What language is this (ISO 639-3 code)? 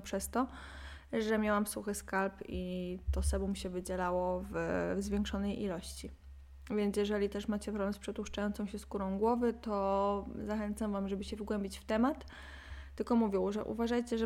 pol